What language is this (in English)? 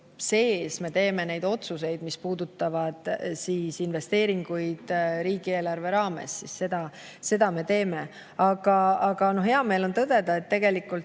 Estonian